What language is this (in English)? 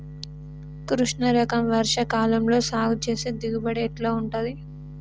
Telugu